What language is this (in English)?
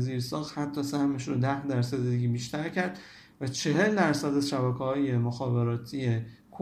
Persian